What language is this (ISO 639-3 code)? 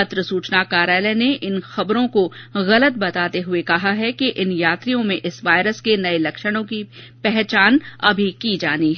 hin